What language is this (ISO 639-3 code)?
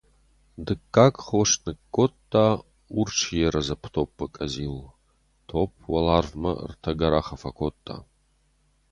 oss